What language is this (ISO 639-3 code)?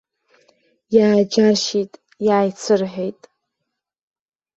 abk